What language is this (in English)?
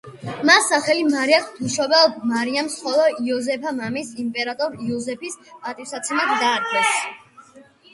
Georgian